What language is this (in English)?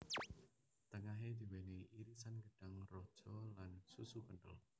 Javanese